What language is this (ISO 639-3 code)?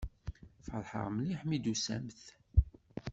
kab